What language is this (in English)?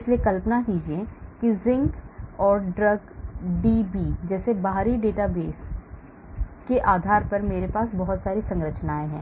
Hindi